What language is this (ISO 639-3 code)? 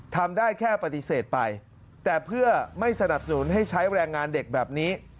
tha